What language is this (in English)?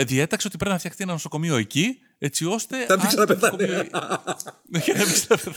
Greek